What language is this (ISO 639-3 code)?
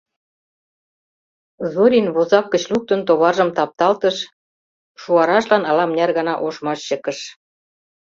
chm